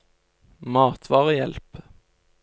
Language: Norwegian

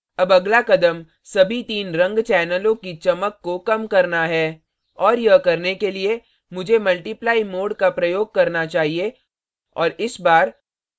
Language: Hindi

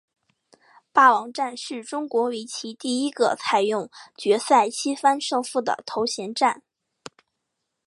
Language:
Chinese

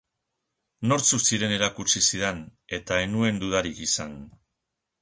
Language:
Basque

